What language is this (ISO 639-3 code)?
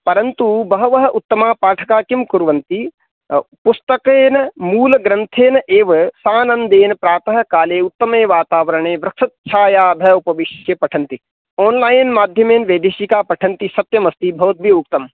san